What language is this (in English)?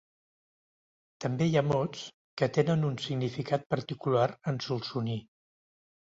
Catalan